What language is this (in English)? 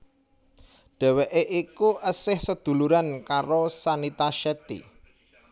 Javanese